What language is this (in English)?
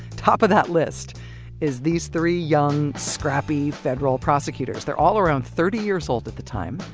English